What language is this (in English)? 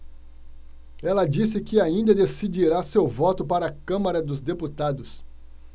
Portuguese